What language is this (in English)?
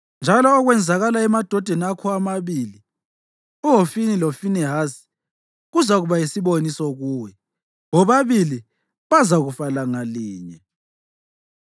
North Ndebele